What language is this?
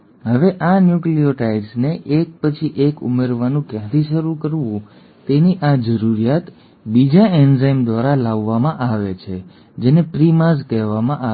Gujarati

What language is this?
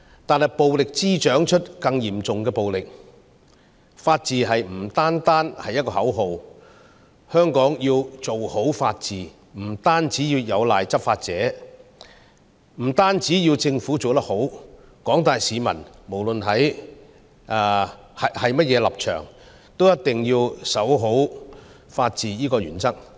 Cantonese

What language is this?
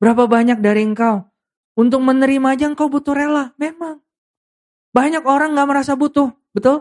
Indonesian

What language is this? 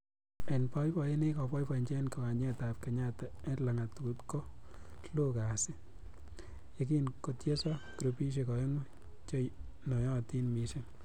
Kalenjin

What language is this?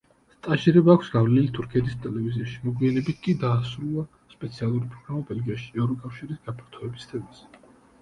Georgian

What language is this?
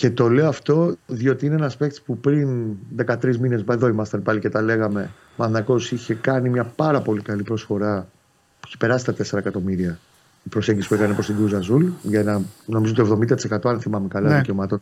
Greek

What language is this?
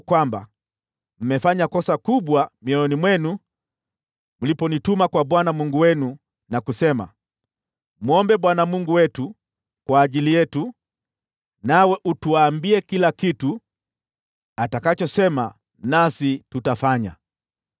Swahili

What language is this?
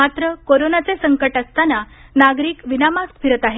Marathi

